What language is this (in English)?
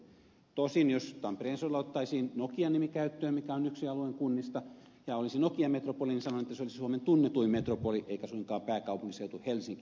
Finnish